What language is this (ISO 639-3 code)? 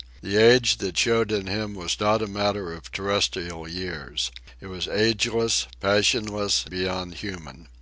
eng